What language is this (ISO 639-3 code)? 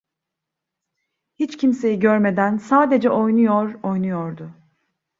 tur